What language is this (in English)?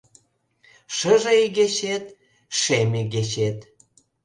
Mari